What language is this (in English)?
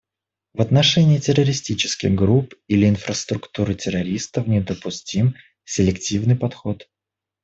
Russian